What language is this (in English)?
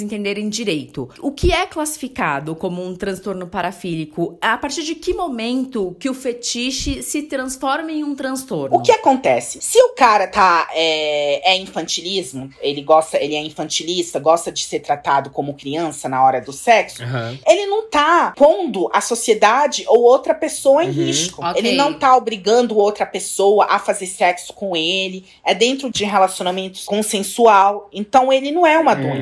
Portuguese